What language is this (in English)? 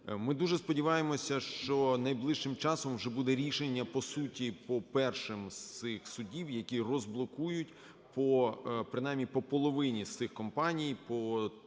Ukrainian